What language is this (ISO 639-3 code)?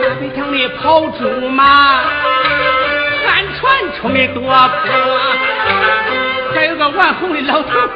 zho